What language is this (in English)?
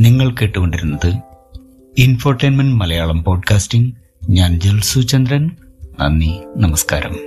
Malayalam